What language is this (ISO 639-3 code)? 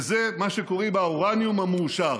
heb